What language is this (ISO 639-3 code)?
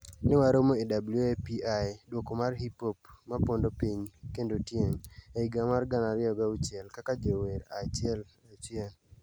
luo